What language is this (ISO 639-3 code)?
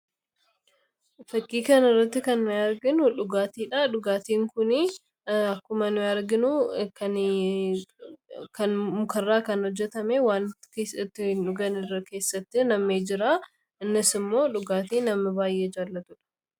orm